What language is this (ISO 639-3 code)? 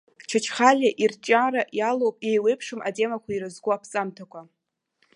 abk